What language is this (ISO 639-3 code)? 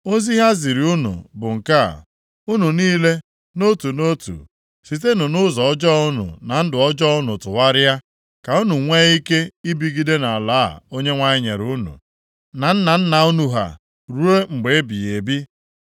ibo